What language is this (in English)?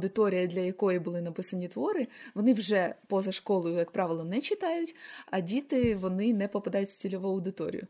Ukrainian